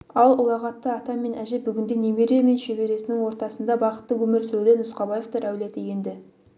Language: Kazakh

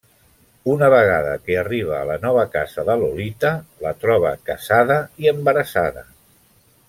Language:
Catalan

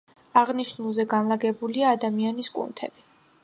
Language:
Georgian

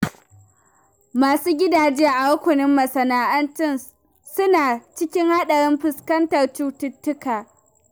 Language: Hausa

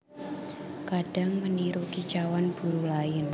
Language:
Javanese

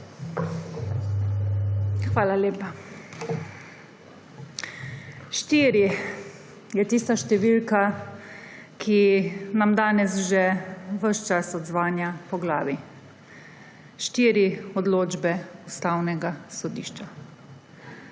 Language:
Slovenian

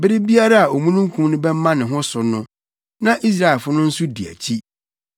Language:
Akan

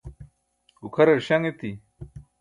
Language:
Burushaski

